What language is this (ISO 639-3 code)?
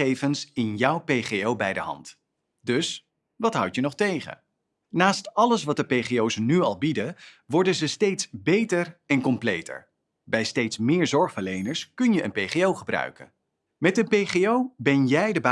nld